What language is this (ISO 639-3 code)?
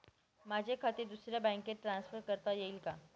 mar